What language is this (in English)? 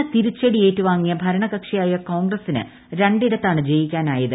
Malayalam